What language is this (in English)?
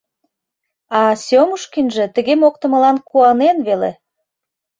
Mari